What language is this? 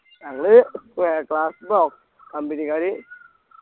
Malayalam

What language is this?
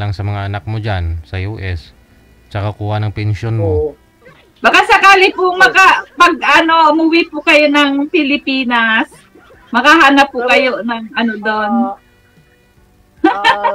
Filipino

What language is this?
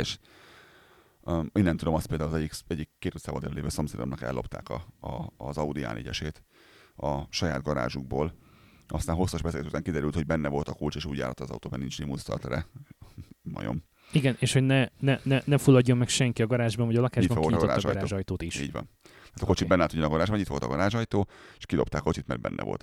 Hungarian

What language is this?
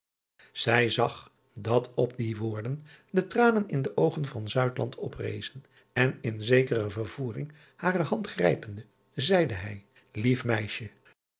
Dutch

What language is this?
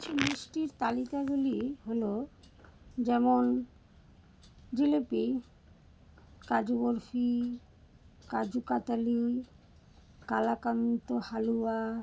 Bangla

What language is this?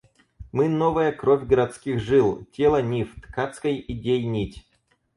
Russian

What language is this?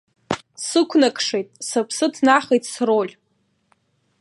Abkhazian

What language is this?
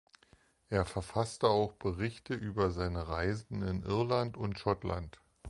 German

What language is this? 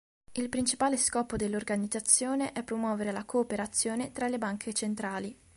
Italian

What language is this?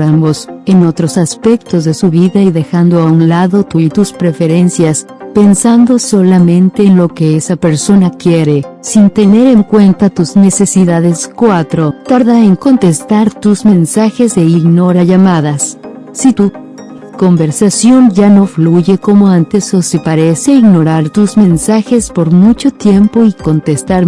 Spanish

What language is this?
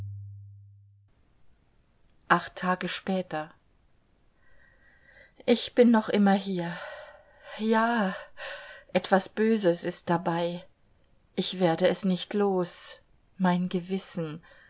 German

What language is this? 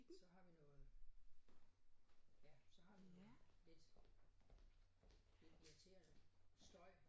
Danish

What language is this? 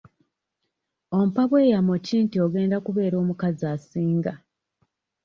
Ganda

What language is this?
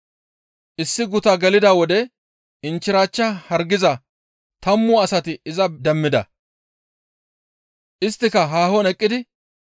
Gamo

